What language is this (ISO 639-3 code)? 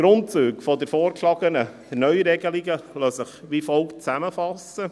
gsw